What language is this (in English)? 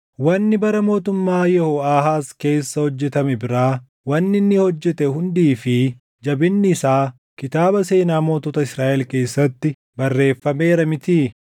Oromo